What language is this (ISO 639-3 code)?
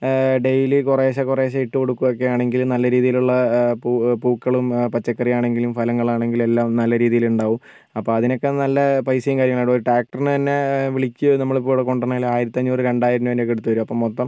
mal